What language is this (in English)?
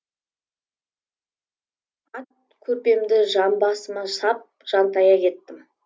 Kazakh